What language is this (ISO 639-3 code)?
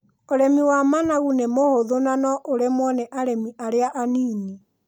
kik